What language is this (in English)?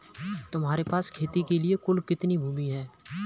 Hindi